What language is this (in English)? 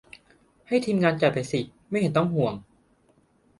Thai